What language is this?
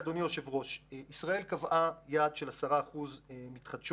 Hebrew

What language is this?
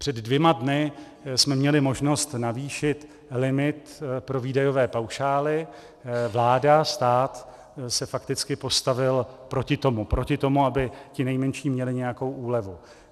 Czech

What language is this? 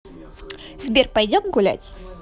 Russian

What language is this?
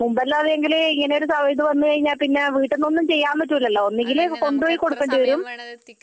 Malayalam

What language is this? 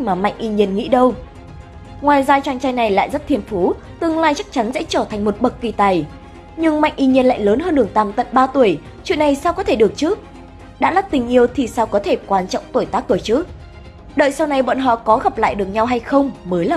Vietnamese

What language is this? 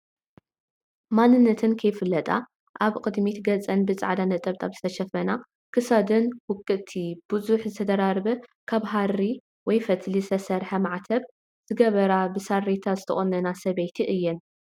Tigrinya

